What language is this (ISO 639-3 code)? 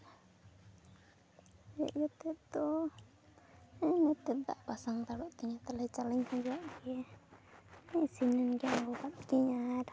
sat